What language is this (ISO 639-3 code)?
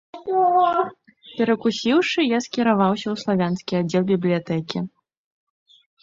bel